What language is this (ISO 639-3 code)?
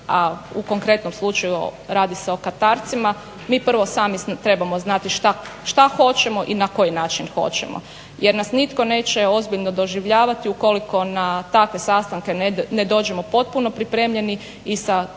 hrv